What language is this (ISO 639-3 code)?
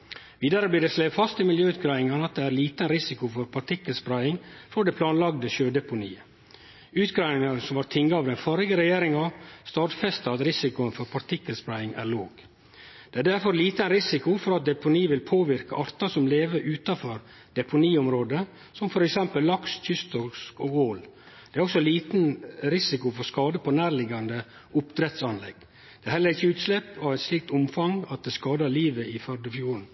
nno